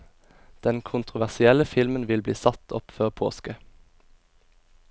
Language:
Norwegian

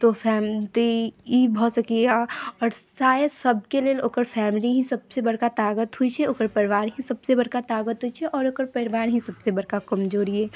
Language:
Maithili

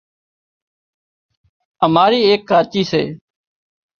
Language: Wadiyara Koli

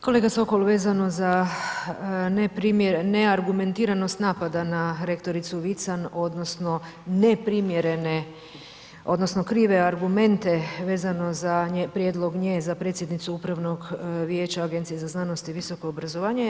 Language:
Croatian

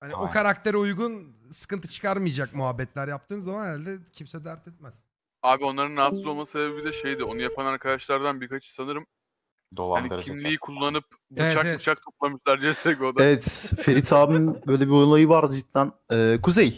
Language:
Turkish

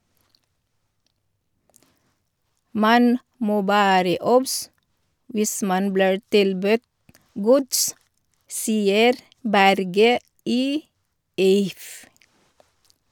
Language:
Norwegian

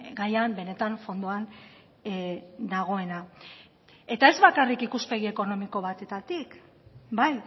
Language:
Basque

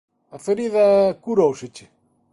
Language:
Galician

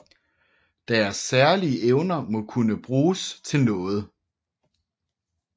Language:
Danish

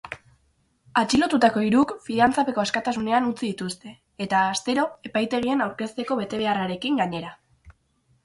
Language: Basque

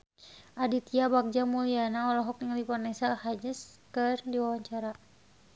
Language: Sundanese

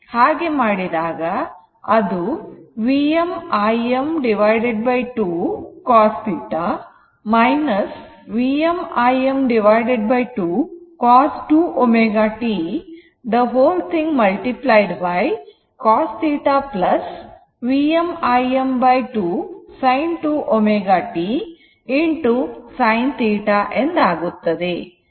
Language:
Kannada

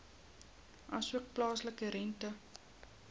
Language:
Afrikaans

